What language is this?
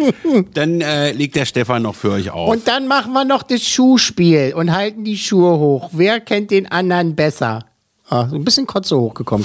German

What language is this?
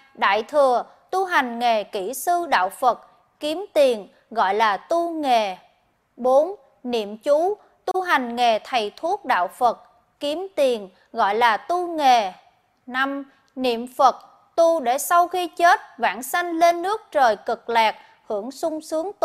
Vietnamese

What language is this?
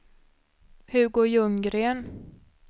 Swedish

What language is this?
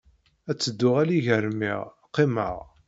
Kabyle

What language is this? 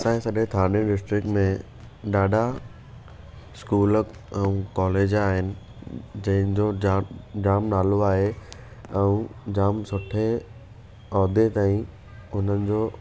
Sindhi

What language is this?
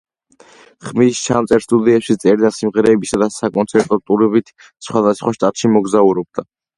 Georgian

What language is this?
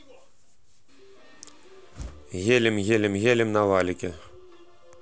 Russian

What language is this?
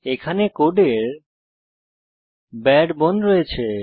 Bangla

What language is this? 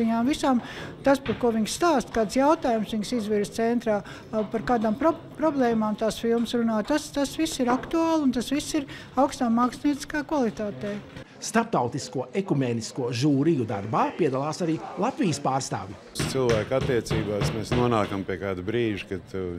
Latvian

